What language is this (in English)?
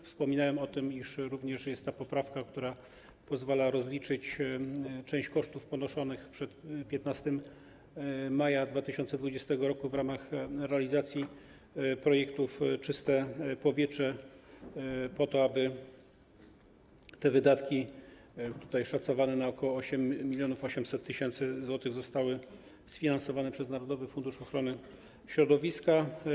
Polish